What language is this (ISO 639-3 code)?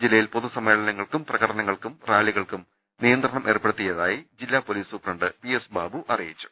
mal